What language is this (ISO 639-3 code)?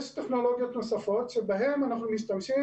heb